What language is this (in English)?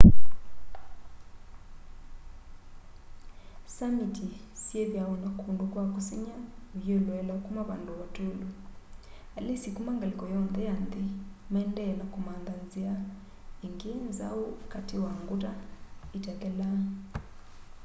Kamba